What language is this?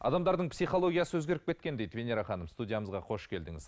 Kazakh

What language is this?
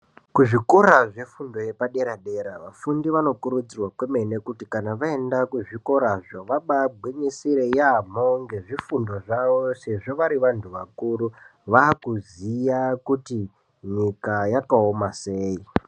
Ndau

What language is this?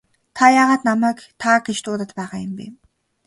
Mongolian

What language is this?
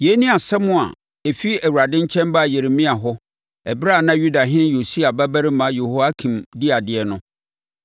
Akan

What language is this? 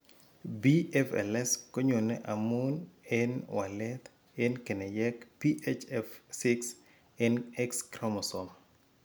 Kalenjin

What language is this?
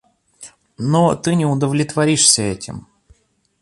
Russian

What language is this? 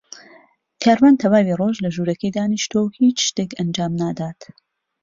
Central Kurdish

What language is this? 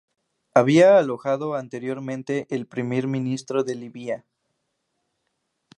Spanish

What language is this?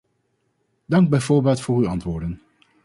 Dutch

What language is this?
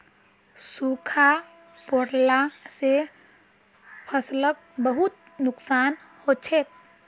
Magahi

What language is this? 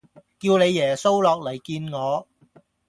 Cantonese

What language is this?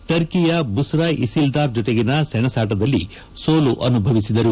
Kannada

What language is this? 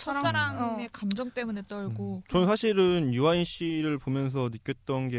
Korean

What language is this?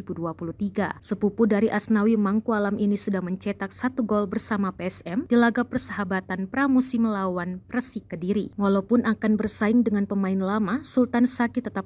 Indonesian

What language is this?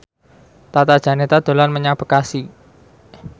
Javanese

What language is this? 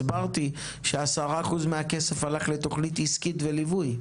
Hebrew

